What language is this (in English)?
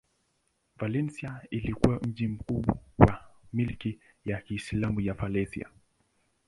Swahili